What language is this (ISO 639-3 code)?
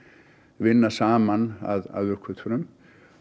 isl